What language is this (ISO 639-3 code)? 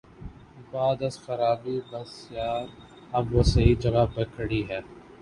urd